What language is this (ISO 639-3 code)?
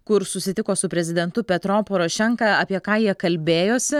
lit